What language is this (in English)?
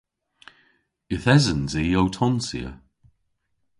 Cornish